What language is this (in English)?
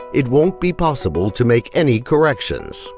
English